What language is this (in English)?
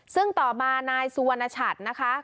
Thai